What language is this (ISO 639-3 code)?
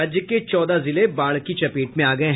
hin